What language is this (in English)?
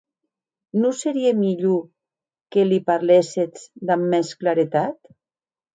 Occitan